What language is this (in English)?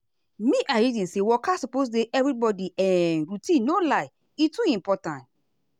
Nigerian Pidgin